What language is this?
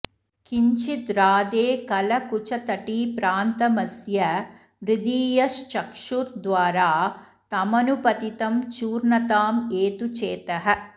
Sanskrit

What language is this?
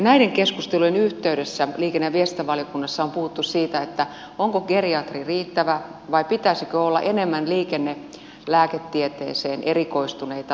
Finnish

